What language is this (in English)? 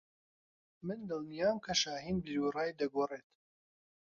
Central Kurdish